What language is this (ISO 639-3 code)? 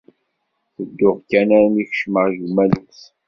kab